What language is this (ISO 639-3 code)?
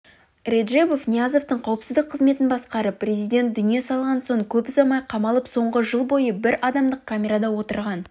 kaz